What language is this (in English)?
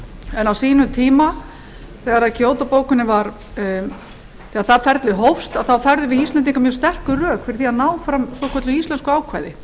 Icelandic